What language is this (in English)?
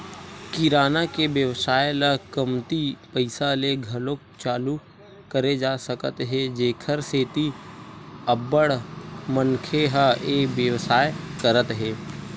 Chhattisgarhi